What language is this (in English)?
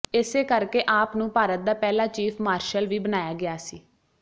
Punjabi